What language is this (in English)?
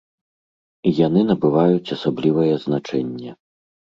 Belarusian